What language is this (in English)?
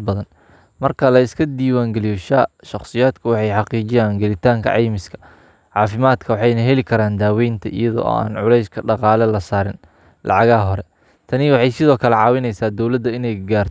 Somali